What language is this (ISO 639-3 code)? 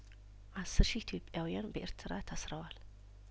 amh